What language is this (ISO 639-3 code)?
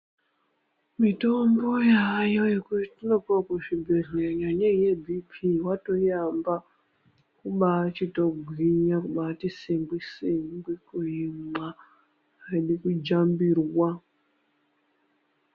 ndc